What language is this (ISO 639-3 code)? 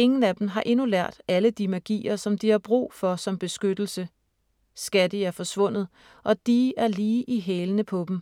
dan